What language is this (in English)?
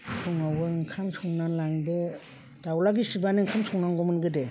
Bodo